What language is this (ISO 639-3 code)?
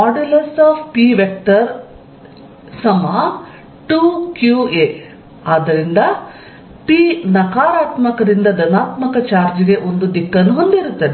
kan